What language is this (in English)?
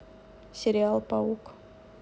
Russian